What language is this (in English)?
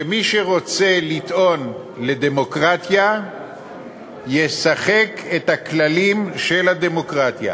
Hebrew